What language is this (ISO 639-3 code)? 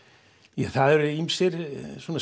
isl